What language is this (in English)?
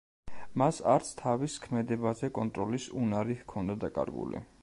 Georgian